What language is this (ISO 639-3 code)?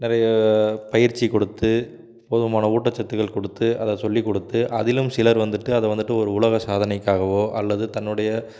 tam